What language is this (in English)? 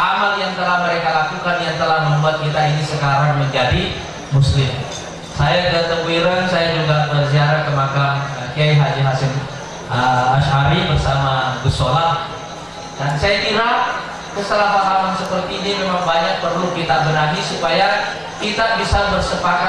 Indonesian